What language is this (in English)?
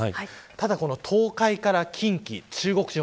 Japanese